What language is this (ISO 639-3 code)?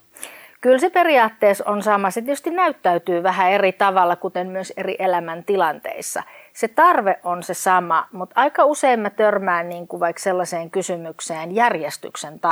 fin